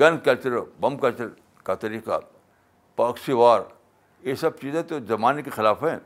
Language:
Urdu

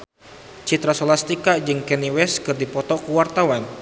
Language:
Sundanese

